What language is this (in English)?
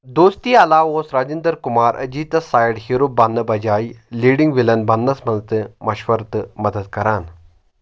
Kashmiri